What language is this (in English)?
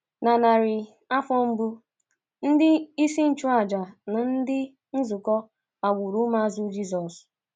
Igbo